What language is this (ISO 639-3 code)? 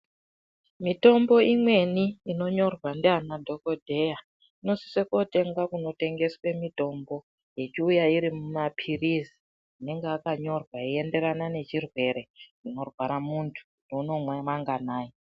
ndc